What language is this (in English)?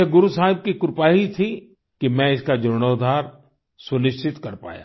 Hindi